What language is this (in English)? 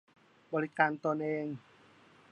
Thai